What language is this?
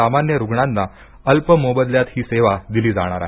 Marathi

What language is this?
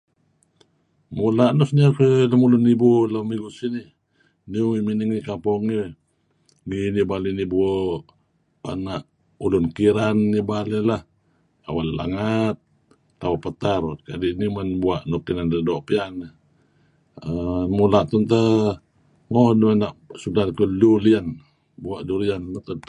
Kelabit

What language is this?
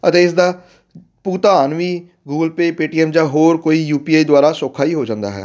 Punjabi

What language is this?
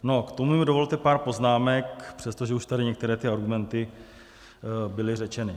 Czech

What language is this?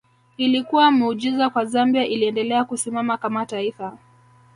Swahili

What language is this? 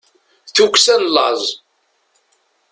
Kabyle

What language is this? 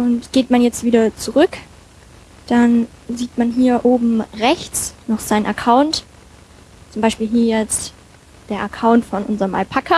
German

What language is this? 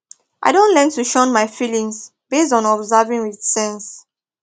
Nigerian Pidgin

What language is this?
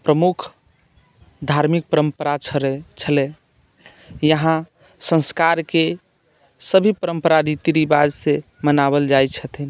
Maithili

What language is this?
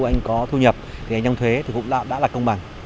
Vietnamese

